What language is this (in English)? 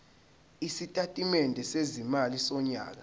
Zulu